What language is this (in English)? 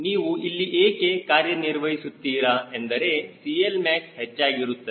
Kannada